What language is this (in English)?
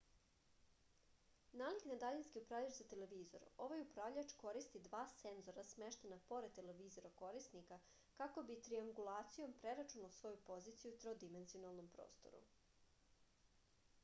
Serbian